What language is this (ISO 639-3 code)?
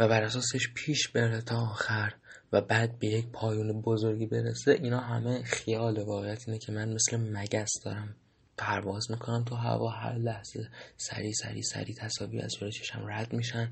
fas